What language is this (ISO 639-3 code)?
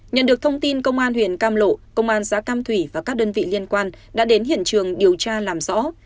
vie